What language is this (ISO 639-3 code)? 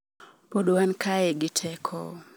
luo